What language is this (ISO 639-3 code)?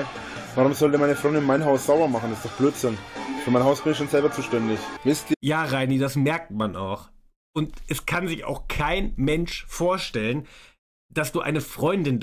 deu